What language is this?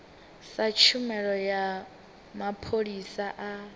Venda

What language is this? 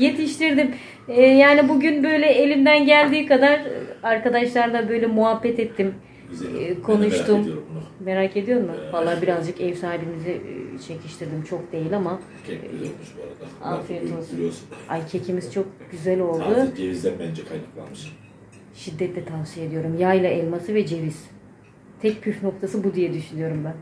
Turkish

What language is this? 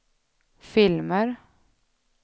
Swedish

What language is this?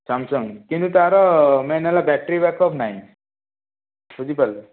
Odia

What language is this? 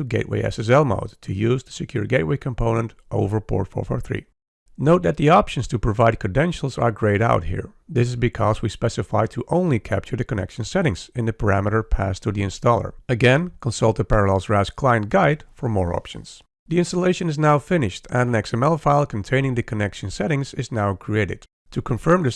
English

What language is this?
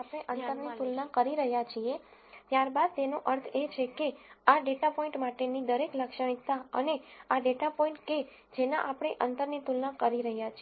Gujarati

